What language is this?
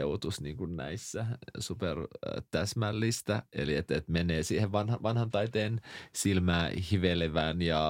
Finnish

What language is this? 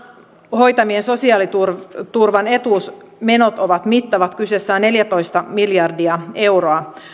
Finnish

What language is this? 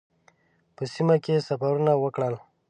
Pashto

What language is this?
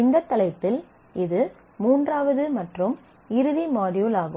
Tamil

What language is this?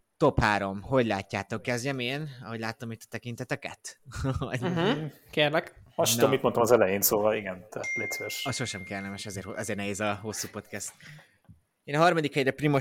Hungarian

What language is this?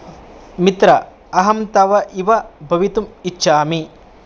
Sanskrit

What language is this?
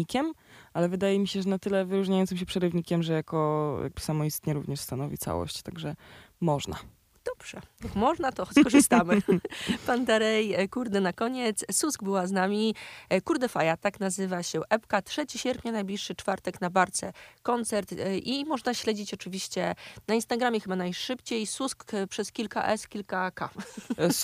Polish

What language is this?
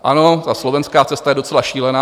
Czech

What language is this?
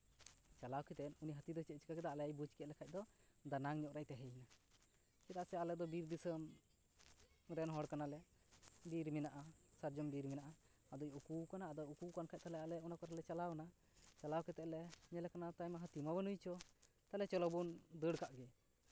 Santali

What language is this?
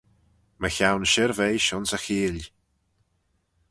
Manx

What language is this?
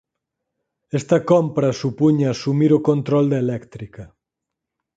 Galician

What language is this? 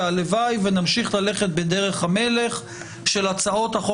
Hebrew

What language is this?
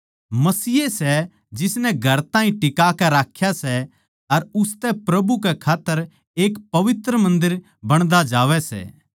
Haryanvi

